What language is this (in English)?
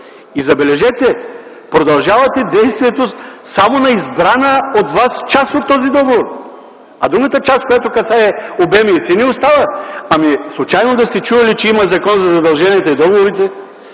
Bulgarian